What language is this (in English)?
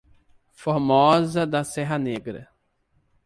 Portuguese